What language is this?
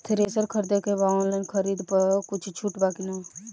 Bhojpuri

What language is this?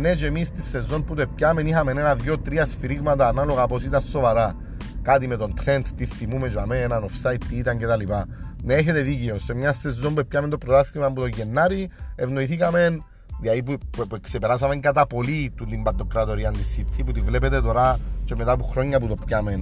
Greek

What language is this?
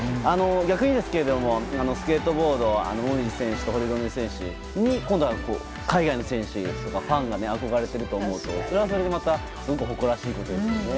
Japanese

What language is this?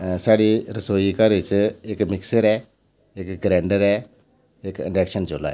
Dogri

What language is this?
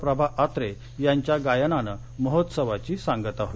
Marathi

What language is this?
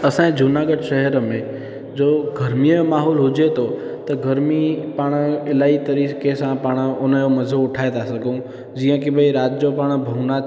Sindhi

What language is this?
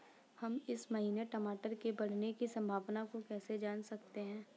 Hindi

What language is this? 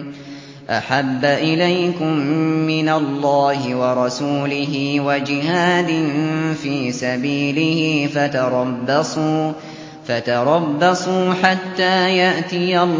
Arabic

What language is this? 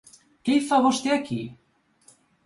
Catalan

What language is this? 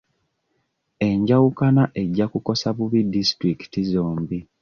Ganda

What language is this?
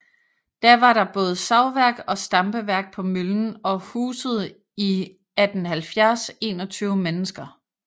Danish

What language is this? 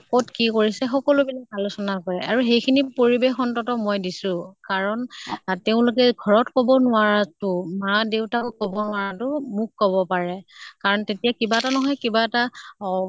Assamese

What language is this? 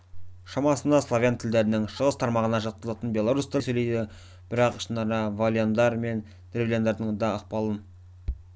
Kazakh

